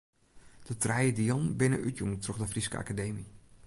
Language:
Western Frisian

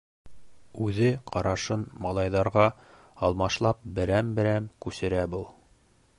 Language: Bashkir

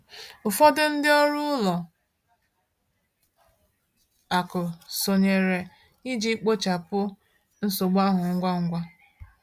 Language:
Igbo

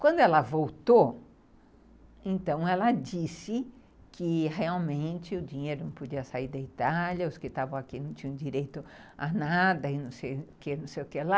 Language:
Portuguese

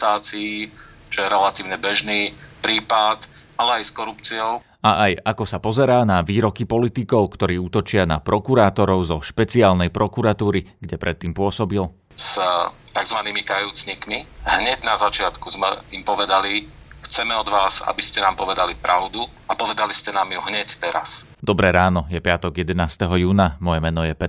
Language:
Slovak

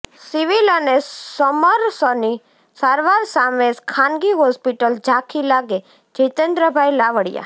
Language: Gujarati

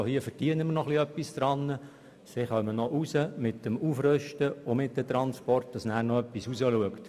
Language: Swiss German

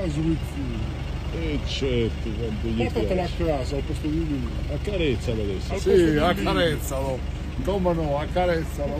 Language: Italian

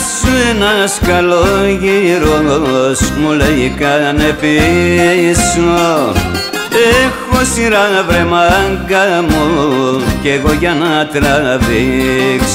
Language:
Greek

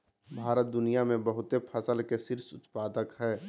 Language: Magahi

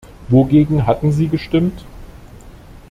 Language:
German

